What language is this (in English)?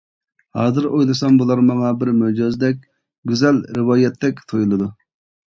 Uyghur